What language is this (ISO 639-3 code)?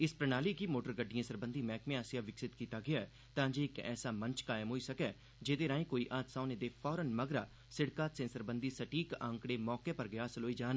doi